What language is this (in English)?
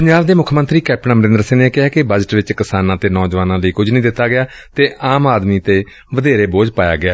Punjabi